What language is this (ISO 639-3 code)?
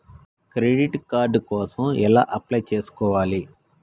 tel